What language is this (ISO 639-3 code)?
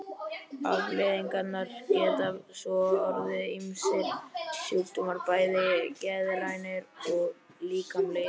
isl